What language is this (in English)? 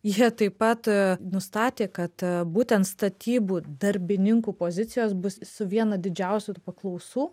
Lithuanian